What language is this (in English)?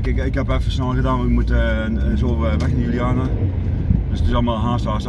Dutch